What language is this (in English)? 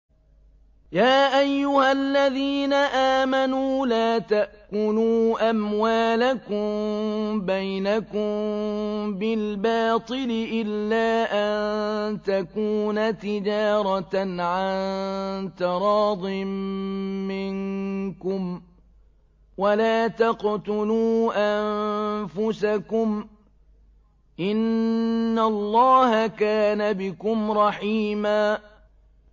Arabic